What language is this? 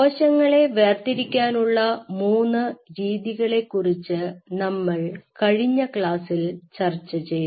Malayalam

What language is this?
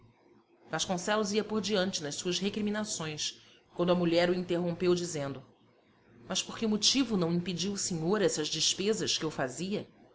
Portuguese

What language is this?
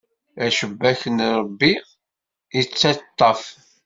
Kabyle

